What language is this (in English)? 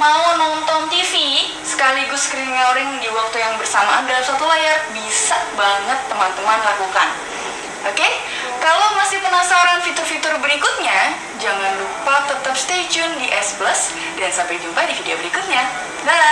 Indonesian